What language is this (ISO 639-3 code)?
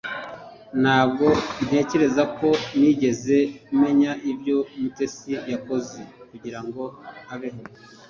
kin